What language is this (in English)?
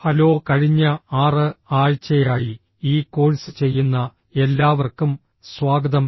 Malayalam